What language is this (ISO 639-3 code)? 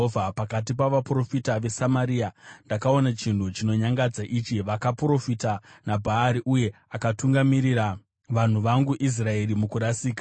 sna